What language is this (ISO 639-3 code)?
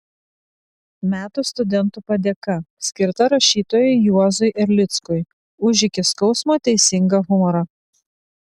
lit